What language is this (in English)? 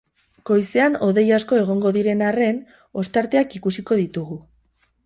Basque